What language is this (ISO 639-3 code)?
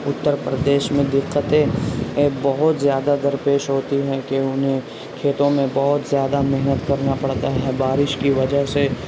urd